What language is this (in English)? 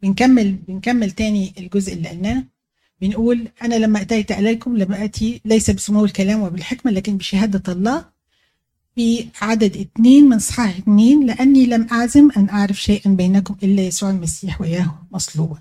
Arabic